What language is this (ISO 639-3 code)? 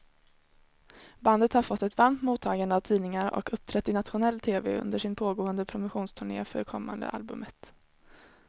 swe